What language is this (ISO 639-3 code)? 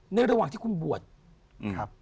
tha